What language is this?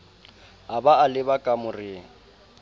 Southern Sotho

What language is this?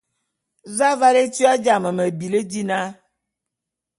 Bulu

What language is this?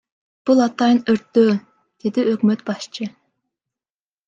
Kyrgyz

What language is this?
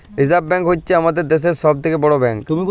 Bangla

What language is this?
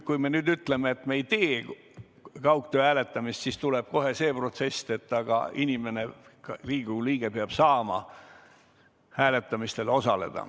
Estonian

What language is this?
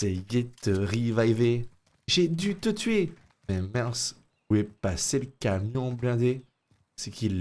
French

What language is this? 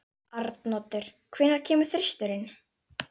Icelandic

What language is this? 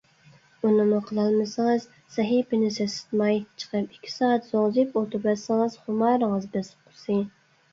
Uyghur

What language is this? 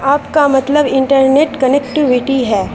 Urdu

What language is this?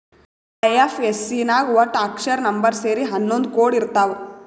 Kannada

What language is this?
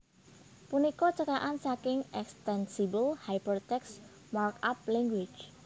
Javanese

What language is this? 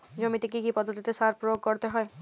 Bangla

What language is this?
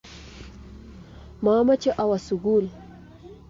Kalenjin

